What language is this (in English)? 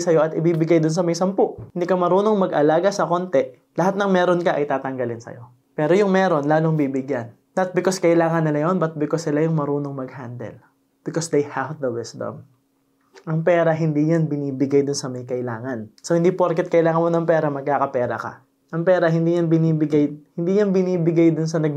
Filipino